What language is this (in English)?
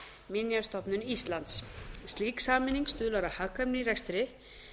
Icelandic